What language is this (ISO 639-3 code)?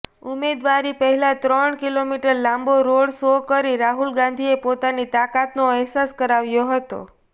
guj